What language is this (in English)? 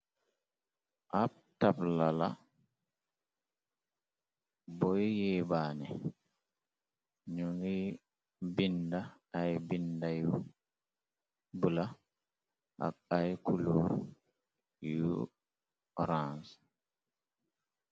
Wolof